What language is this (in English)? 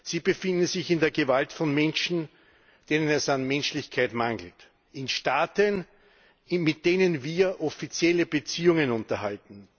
German